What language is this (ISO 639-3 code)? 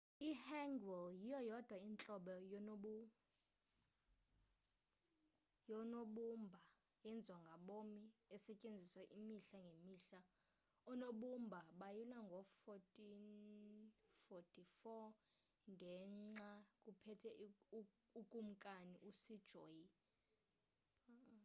xho